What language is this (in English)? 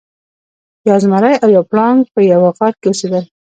Pashto